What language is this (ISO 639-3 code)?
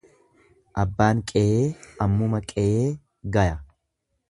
orm